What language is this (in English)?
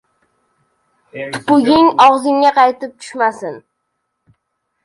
Uzbek